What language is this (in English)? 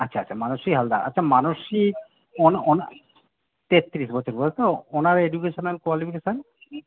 Bangla